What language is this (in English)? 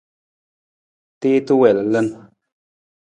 Nawdm